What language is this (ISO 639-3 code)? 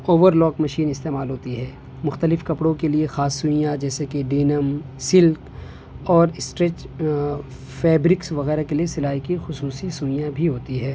urd